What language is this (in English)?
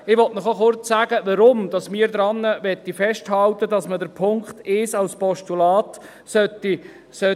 Swiss German